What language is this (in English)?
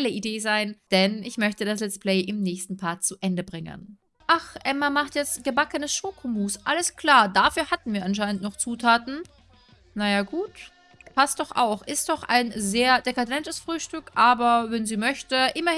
German